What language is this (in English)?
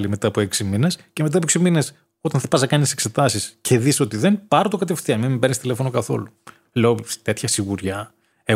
Greek